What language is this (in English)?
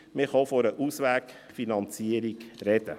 Swiss German